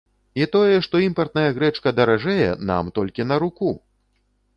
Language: Belarusian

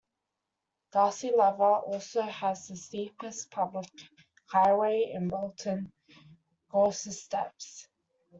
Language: English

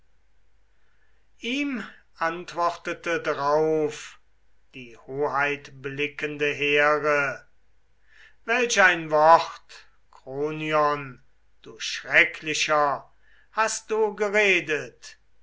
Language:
German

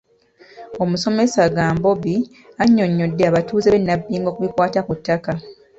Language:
Ganda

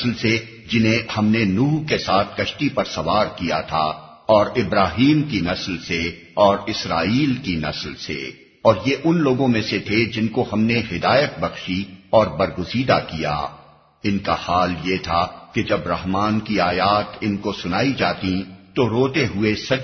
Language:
Urdu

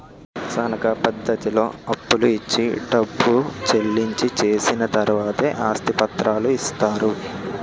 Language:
Telugu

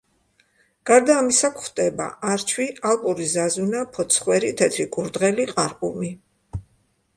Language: Georgian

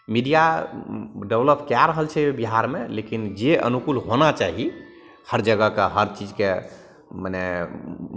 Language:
Maithili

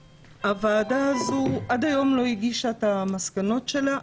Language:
Hebrew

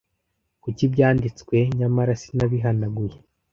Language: Kinyarwanda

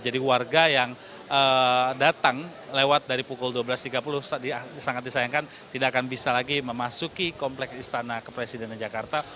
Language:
Indonesian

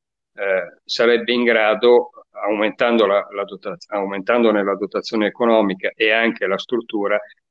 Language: Italian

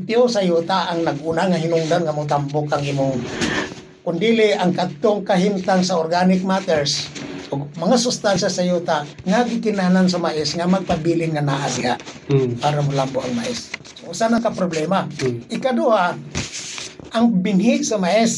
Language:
Filipino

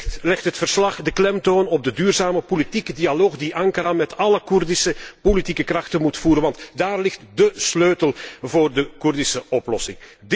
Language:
Dutch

